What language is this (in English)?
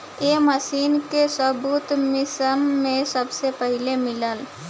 Bhojpuri